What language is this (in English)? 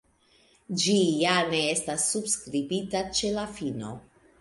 Esperanto